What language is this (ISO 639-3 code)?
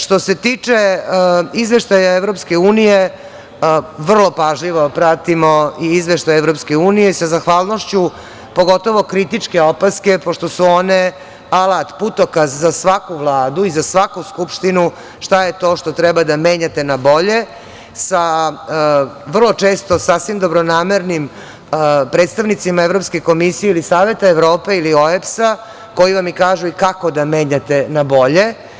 srp